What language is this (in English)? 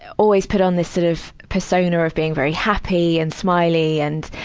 English